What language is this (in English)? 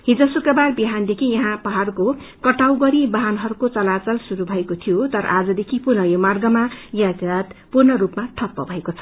Nepali